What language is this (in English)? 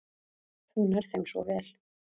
Icelandic